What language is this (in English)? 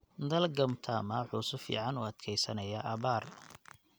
Somali